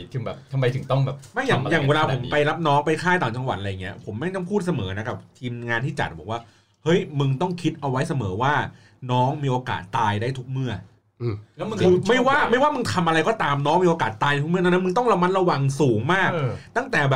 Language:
Thai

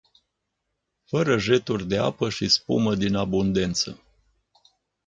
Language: Romanian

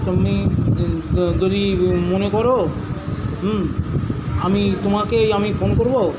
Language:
Bangla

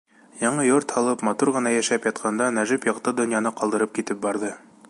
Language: Bashkir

